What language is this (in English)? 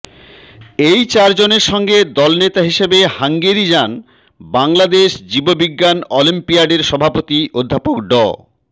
Bangla